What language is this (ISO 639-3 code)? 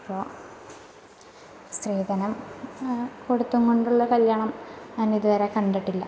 mal